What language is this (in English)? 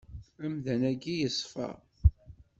Kabyle